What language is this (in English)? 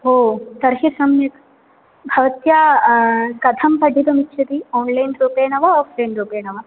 Sanskrit